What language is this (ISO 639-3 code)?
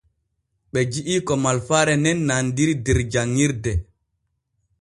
fue